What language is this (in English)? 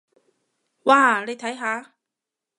Cantonese